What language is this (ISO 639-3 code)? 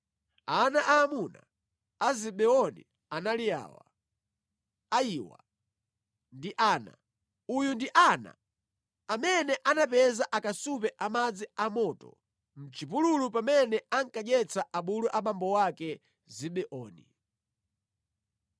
nya